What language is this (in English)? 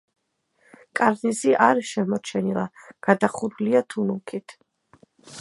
Georgian